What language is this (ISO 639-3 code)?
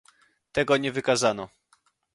pol